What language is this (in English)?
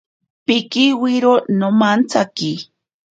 Ashéninka Perené